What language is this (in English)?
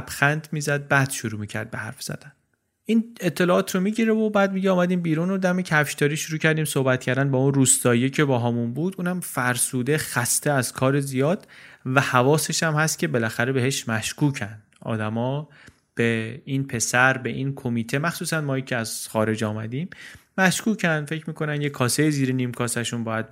Persian